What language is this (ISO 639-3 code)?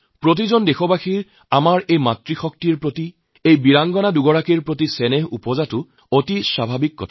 asm